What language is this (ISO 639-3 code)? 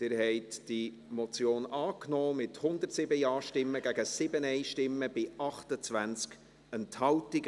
gsw